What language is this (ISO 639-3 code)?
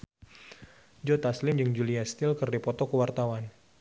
sun